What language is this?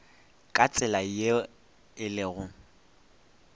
Northern Sotho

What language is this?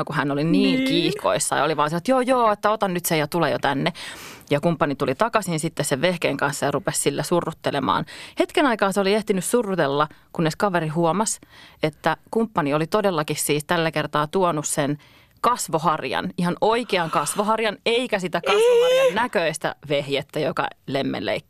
Finnish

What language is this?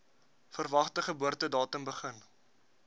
Afrikaans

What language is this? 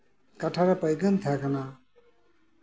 Santali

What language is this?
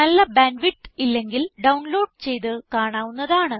Malayalam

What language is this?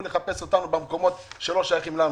Hebrew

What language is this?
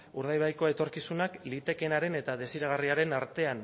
Basque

